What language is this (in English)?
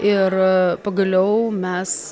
Lithuanian